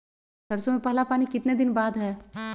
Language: Magahi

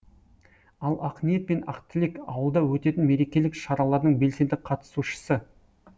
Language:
Kazakh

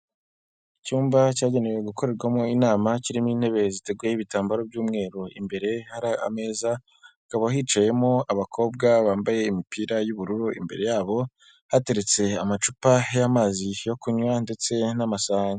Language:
Kinyarwanda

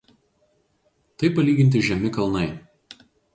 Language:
Lithuanian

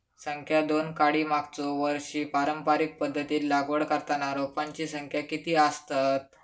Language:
Marathi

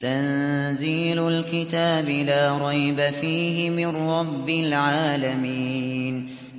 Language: Arabic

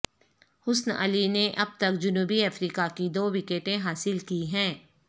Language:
Urdu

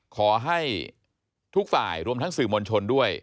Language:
Thai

